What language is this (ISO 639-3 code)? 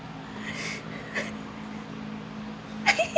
eng